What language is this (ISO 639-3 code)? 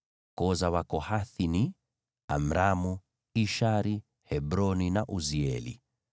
swa